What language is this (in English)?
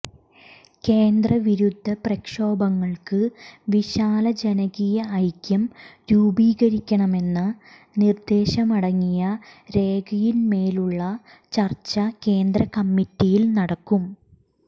Malayalam